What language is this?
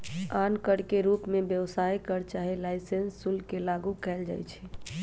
Magahi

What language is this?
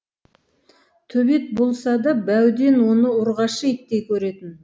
Kazakh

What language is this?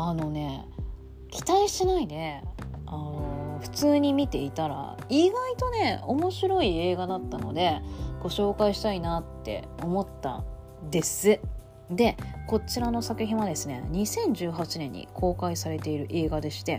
Japanese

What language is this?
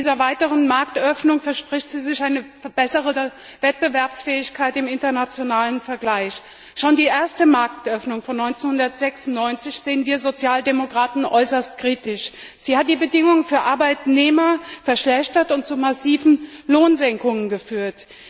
German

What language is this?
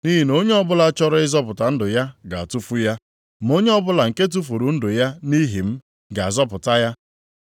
Igbo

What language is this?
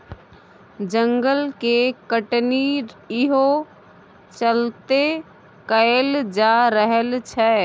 Maithili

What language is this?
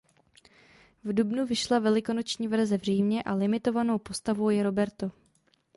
Czech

